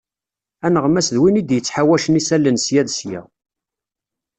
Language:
Kabyle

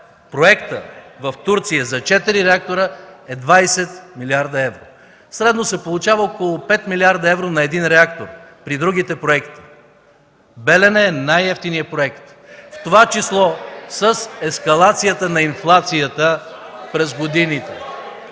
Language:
Bulgarian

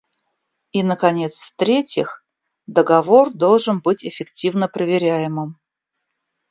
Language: Russian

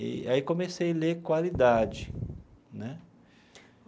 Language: Portuguese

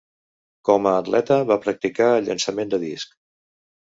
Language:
Catalan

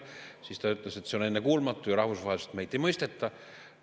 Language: Estonian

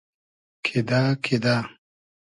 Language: Hazaragi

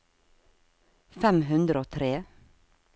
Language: Norwegian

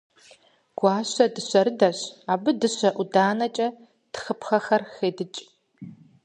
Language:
Kabardian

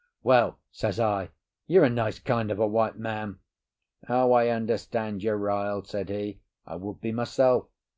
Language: English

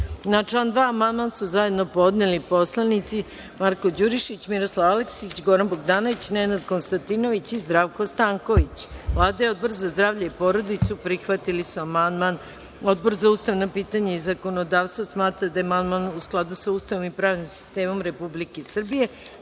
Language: Serbian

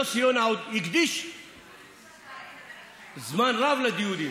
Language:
Hebrew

